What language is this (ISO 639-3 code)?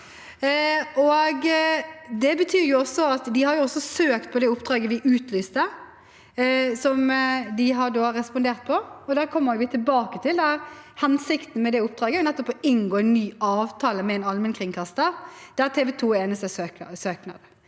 nor